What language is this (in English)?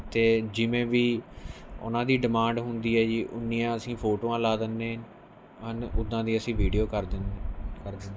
Punjabi